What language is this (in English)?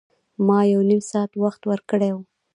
Pashto